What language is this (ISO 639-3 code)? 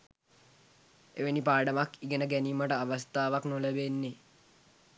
sin